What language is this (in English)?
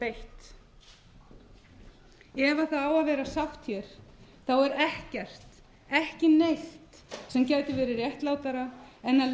Icelandic